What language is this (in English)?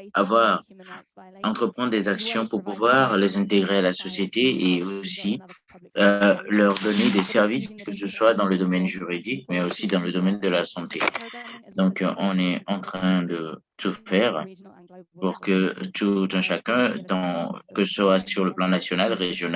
French